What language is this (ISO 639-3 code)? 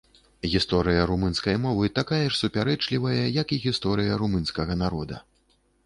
bel